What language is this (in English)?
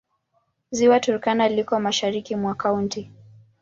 Swahili